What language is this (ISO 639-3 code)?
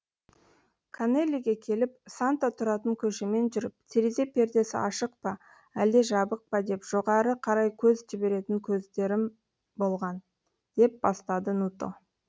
kaz